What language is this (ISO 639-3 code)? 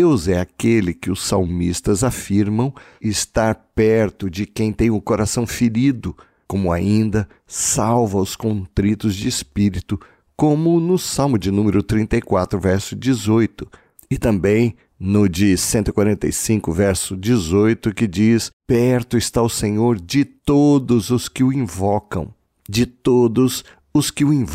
por